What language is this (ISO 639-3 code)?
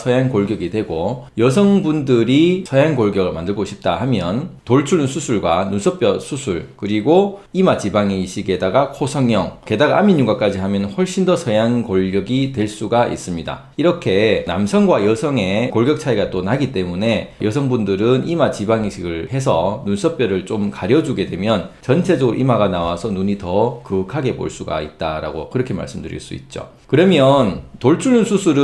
kor